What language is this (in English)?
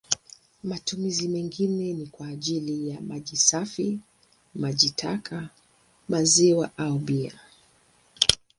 Swahili